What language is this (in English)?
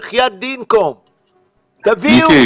Hebrew